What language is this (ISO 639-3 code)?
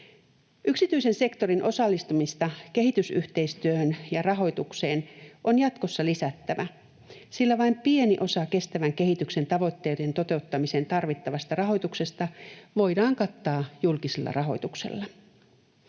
fin